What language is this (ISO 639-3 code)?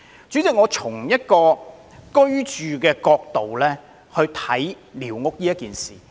yue